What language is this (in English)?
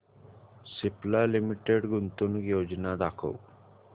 Marathi